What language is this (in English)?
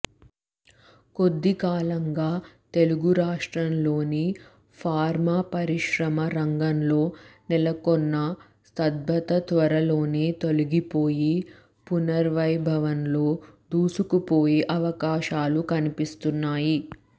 Telugu